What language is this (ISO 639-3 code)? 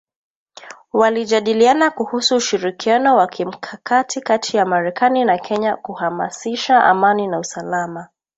swa